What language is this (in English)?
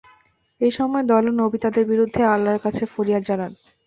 Bangla